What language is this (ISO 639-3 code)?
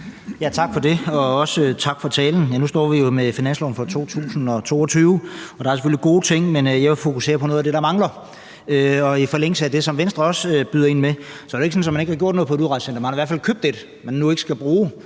dan